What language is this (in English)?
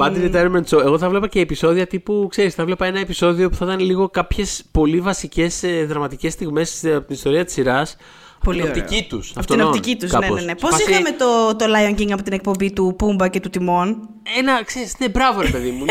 Greek